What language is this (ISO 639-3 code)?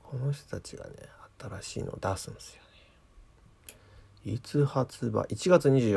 jpn